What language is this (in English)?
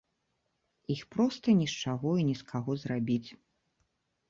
Belarusian